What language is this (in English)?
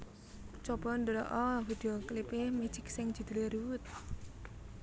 Javanese